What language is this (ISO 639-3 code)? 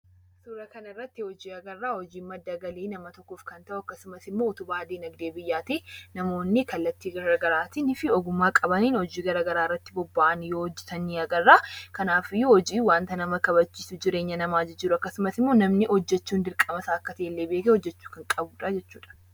orm